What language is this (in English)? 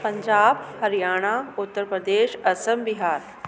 Sindhi